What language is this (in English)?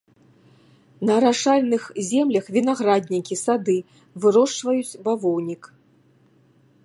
Belarusian